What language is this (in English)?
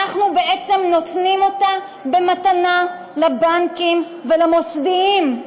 Hebrew